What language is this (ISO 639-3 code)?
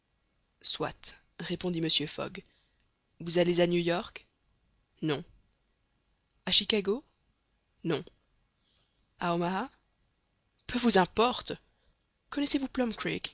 fra